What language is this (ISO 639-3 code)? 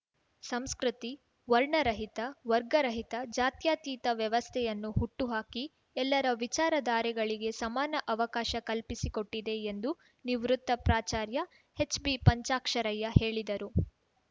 kan